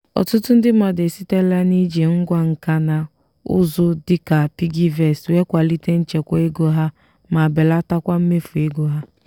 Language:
Igbo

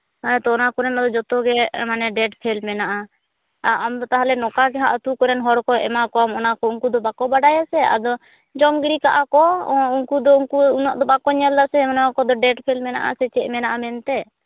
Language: Santali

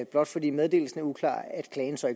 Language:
Danish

